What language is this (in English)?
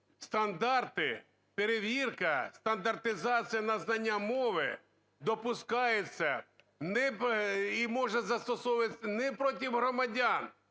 Ukrainian